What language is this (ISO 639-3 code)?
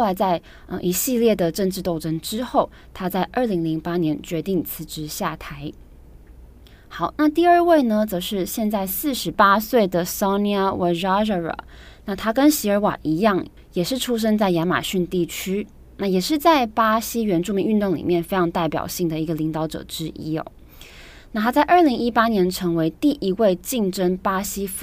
zho